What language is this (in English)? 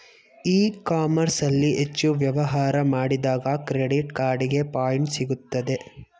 Kannada